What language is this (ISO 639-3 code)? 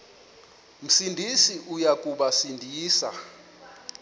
xho